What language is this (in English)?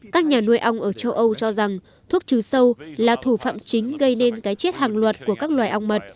Vietnamese